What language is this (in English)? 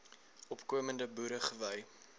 Afrikaans